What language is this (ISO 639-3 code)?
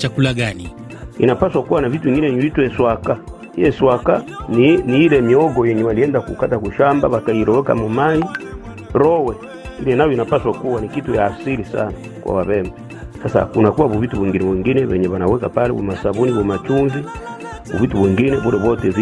swa